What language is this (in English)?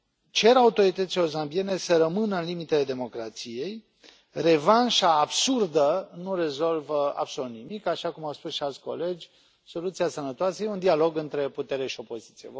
Romanian